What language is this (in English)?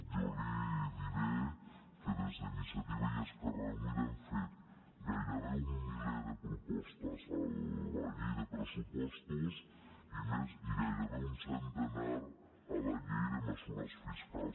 Catalan